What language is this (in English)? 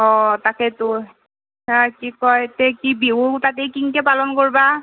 Assamese